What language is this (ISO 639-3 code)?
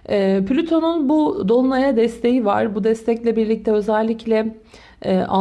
tur